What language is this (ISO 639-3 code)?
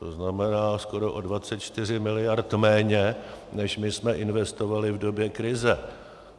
ces